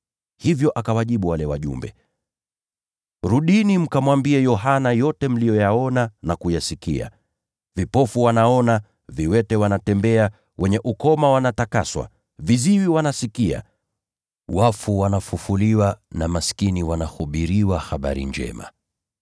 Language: Swahili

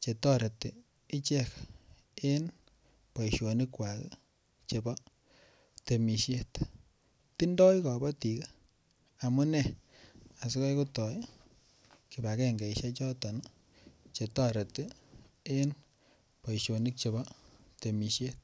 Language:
Kalenjin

